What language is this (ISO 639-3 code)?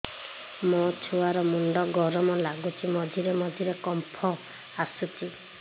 ori